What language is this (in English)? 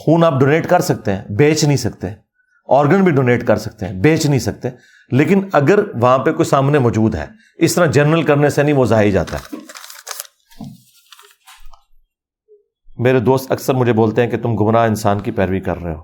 Urdu